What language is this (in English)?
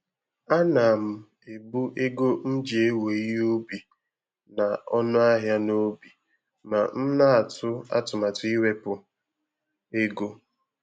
Igbo